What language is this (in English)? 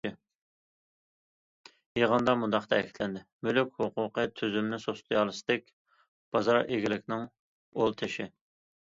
Uyghur